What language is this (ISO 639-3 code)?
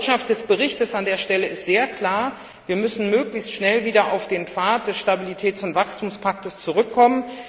deu